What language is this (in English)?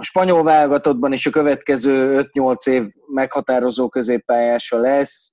Hungarian